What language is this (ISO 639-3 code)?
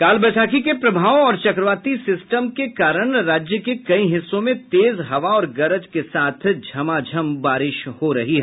hin